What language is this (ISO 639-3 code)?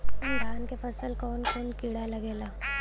bho